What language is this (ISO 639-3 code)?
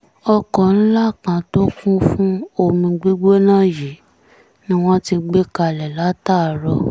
yor